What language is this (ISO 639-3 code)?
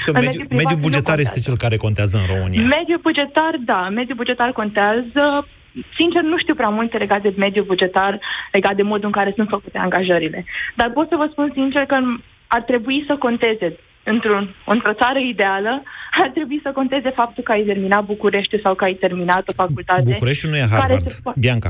ron